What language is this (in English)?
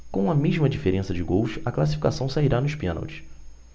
Portuguese